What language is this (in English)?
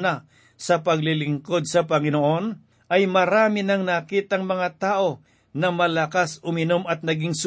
Filipino